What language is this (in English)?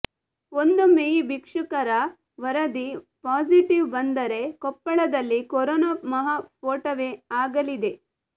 Kannada